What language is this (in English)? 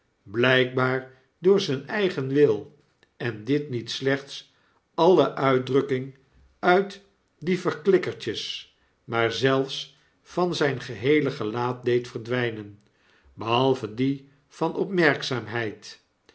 Dutch